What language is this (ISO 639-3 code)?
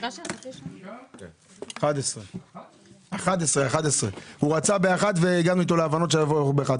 heb